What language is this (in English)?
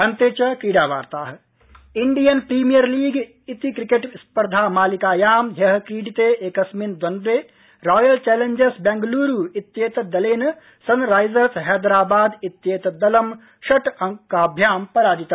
Sanskrit